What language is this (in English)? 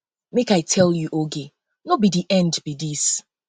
Nigerian Pidgin